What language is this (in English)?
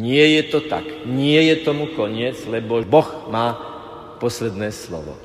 Slovak